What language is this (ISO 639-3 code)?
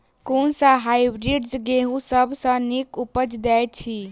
mai